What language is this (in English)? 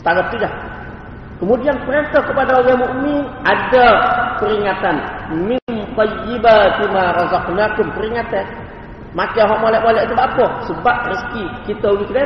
Malay